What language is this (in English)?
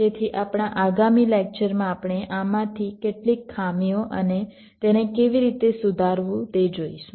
Gujarati